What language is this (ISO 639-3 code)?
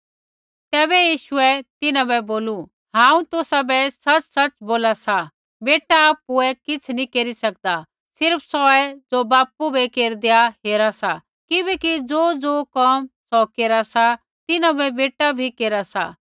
kfx